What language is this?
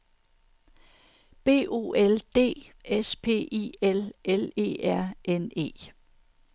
Danish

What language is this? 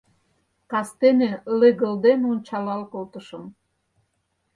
Mari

